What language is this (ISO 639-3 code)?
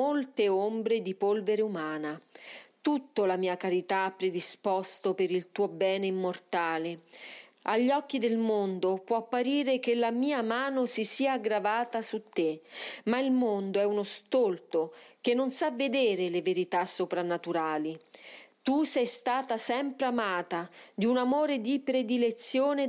ita